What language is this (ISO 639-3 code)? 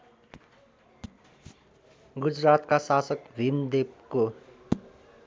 nep